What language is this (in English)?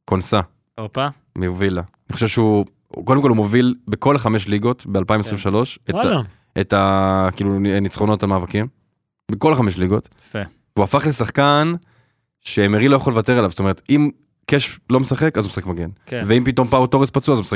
Hebrew